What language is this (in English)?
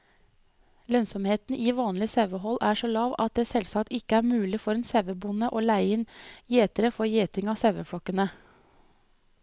Norwegian